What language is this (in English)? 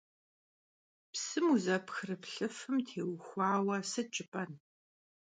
Kabardian